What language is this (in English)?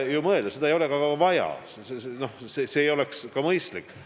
Estonian